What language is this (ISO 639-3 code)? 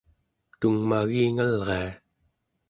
esu